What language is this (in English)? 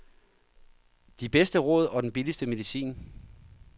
Danish